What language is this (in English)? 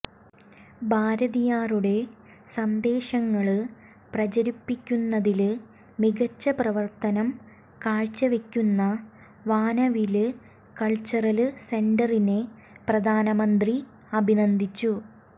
Malayalam